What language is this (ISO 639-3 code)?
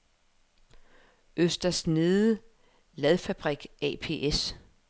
dan